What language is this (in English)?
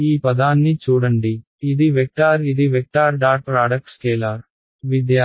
Telugu